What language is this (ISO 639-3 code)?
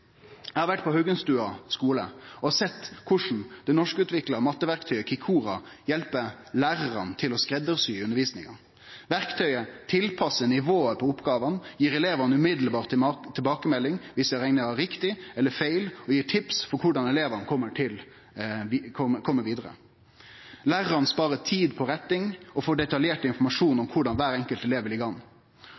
nno